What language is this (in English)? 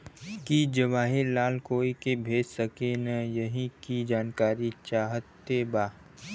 Bhojpuri